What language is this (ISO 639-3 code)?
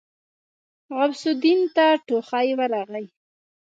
pus